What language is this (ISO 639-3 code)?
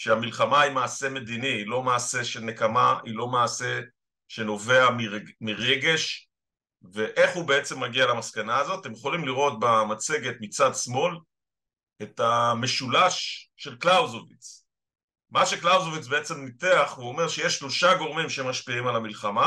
heb